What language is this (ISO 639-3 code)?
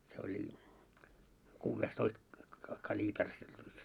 fin